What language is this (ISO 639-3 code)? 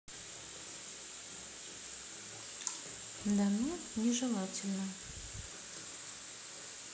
rus